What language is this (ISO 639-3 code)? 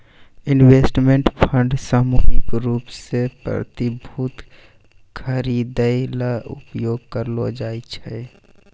mai